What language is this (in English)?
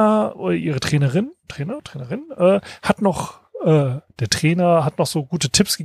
German